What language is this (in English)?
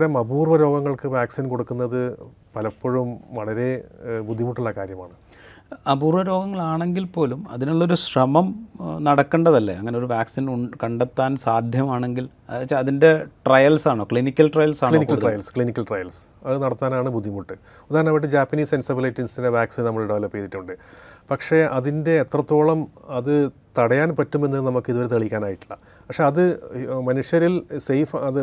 Malayalam